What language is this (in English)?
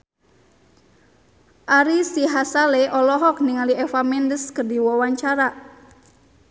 Sundanese